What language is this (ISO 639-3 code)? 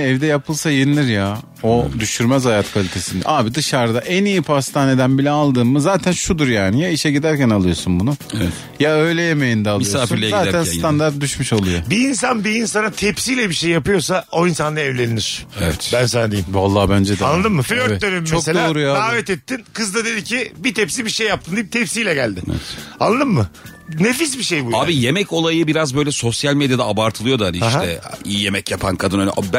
tur